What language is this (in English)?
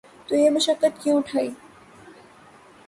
Urdu